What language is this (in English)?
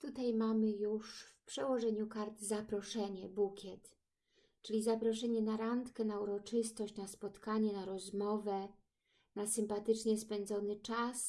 Polish